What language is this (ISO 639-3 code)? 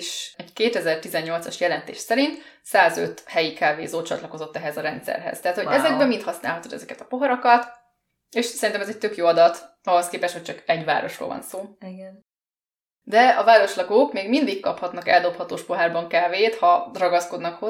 hun